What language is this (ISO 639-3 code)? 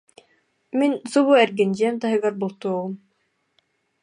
sah